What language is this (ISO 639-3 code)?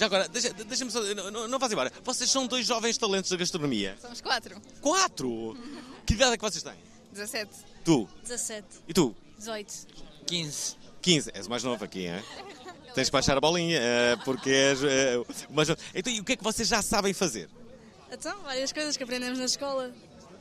por